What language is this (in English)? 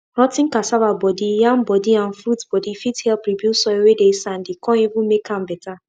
Nigerian Pidgin